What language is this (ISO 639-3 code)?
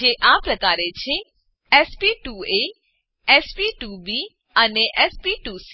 guj